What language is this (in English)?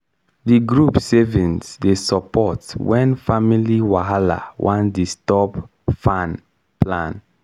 Nigerian Pidgin